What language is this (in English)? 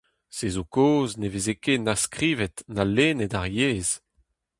Breton